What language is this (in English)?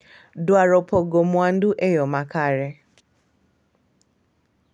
Luo (Kenya and Tanzania)